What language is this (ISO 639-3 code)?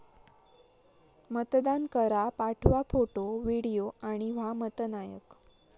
mar